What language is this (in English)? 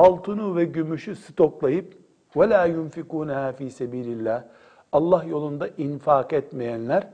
Turkish